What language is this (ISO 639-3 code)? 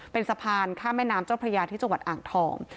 tha